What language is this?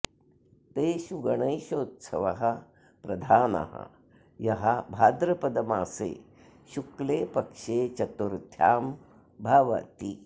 Sanskrit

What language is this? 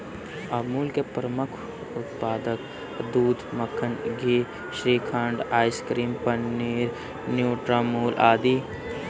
Hindi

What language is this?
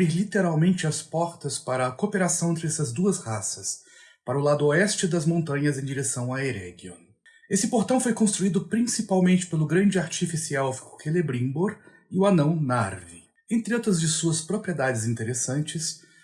Portuguese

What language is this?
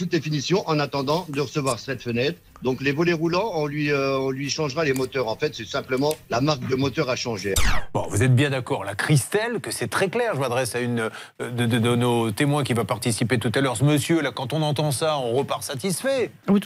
French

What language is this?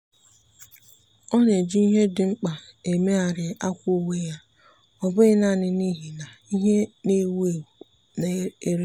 Igbo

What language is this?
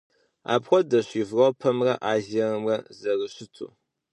Kabardian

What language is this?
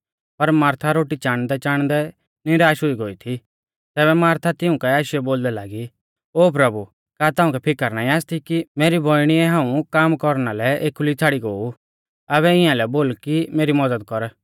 Mahasu Pahari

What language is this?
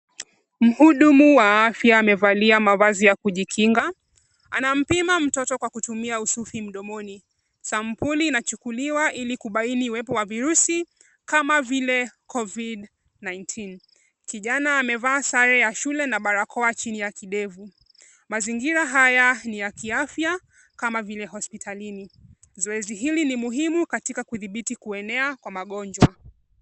Swahili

